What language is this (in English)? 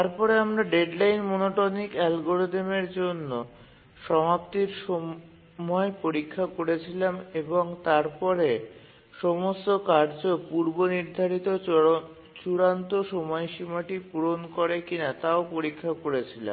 Bangla